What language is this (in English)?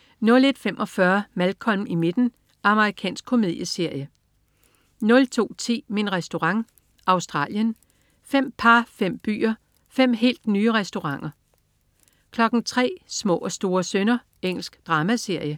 Danish